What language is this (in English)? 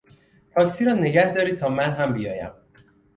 Persian